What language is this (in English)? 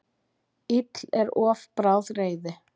Icelandic